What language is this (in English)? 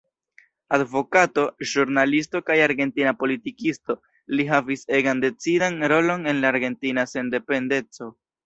Esperanto